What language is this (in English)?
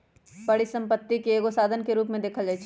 Magahi